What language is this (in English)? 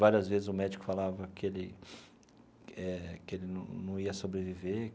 Portuguese